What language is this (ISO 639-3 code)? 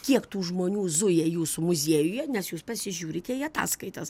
lit